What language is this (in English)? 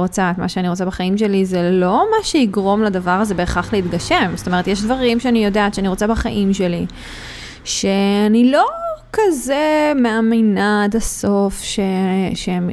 Hebrew